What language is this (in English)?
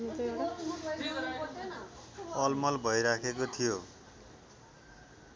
Nepali